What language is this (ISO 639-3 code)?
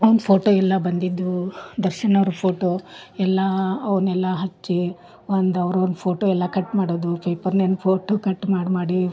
kan